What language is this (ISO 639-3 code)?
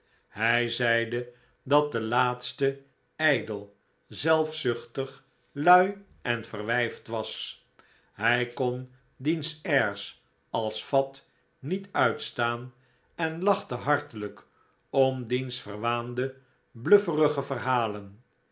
nld